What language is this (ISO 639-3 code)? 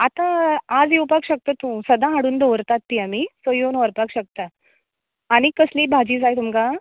kok